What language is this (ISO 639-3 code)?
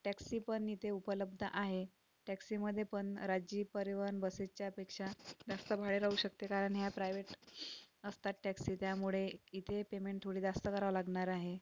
mar